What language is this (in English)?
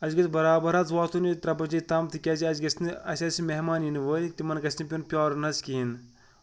Kashmiri